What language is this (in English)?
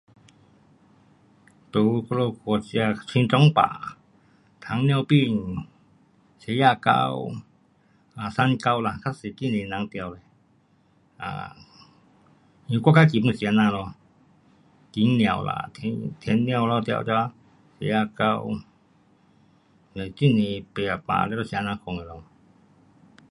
Pu-Xian Chinese